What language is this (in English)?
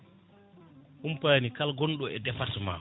Fula